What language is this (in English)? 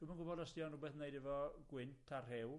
Welsh